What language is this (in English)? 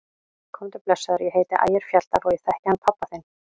Icelandic